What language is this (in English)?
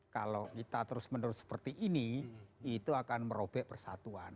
Indonesian